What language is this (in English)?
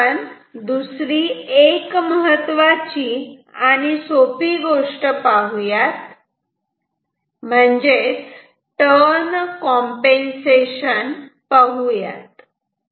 Marathi